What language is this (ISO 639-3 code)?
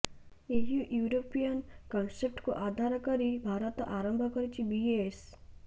ori